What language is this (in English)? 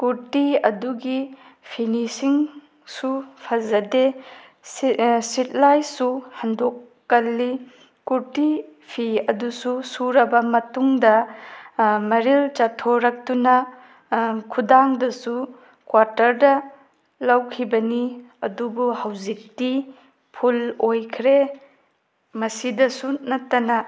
Manipuri